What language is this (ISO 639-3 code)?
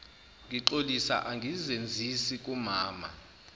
zul